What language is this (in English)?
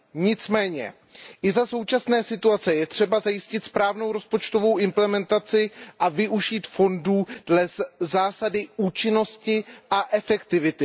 Czech